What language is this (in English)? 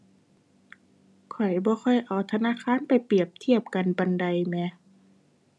Thai